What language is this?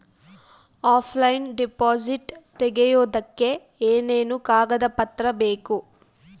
Kannada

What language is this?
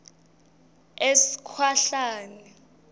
Swati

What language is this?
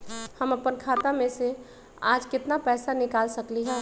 Magahi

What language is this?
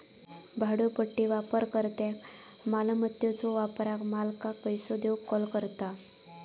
Marathi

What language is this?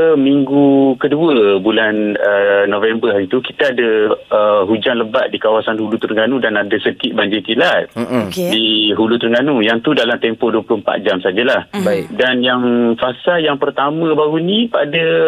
Malay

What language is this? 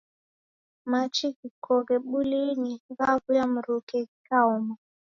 Taita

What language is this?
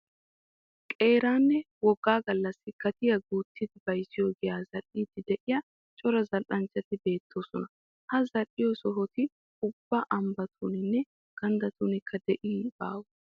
Wolaytta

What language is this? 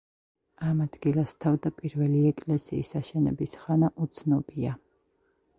Georgian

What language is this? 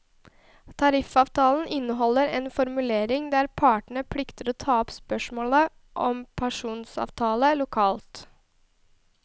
Norwegian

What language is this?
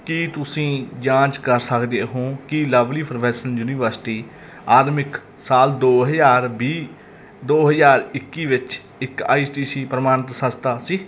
Punjabi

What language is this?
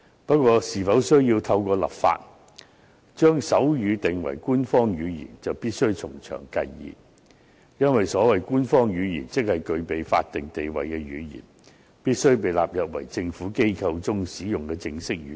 Cantonese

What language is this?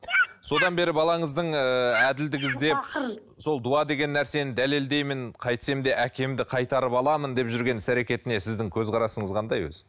Kazakh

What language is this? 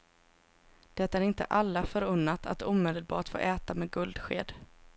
Swedish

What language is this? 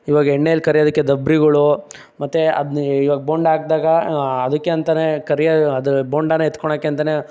Kannada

